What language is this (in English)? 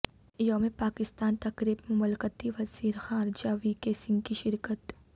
Urdu